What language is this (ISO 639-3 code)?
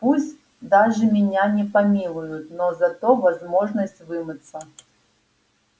rus